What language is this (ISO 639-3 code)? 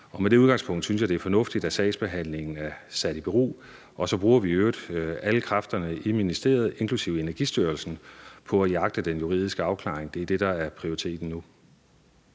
dan